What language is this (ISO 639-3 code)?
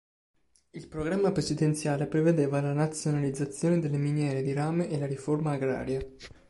ita